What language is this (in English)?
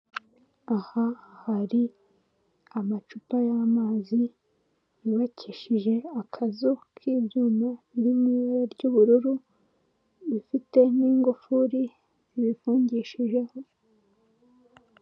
Kinyarwanda